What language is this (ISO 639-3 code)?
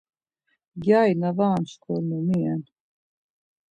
lzz